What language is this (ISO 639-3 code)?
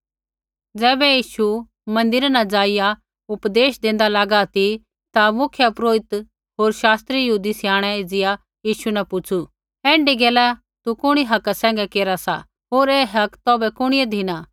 kfx